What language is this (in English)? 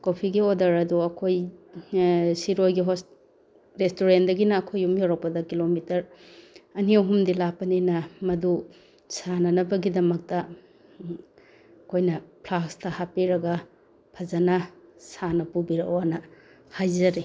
Manipuri